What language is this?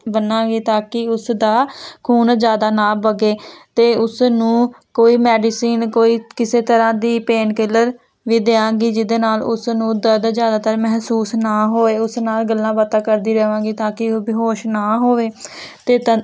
Punjabi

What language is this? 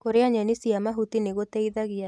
Kikuyu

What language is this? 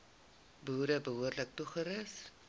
Afrikaans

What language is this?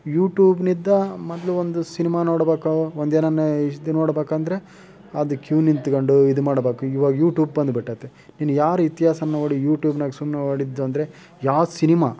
Kannada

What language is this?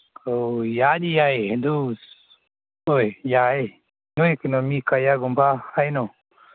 Manipuri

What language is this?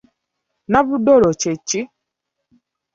Ganda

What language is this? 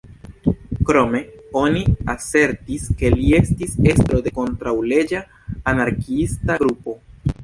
Esperanto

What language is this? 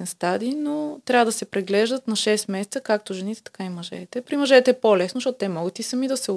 Bulgarian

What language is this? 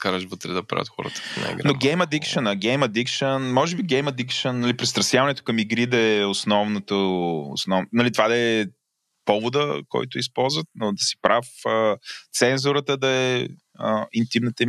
Bulgarian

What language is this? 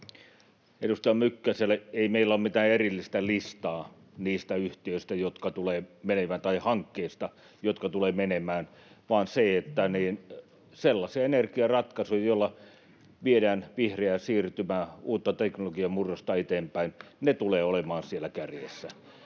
Finnish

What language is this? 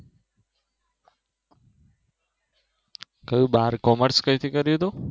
Gujarati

